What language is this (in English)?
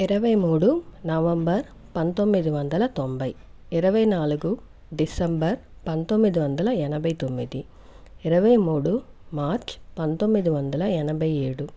Telugu